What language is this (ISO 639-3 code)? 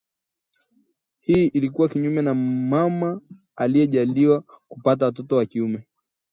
swa